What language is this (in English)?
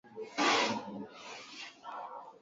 Swahili